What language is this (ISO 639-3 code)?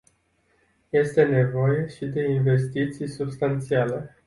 ron